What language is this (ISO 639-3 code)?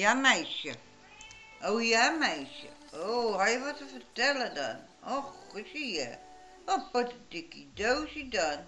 nld